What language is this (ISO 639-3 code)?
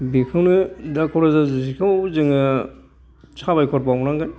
brx